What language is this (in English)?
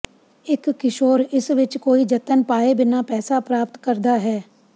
Punjabi